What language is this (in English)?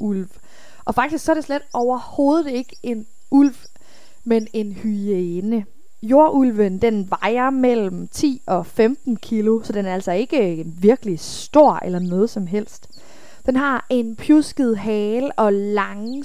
Danish